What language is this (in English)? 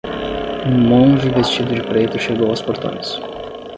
Portuguese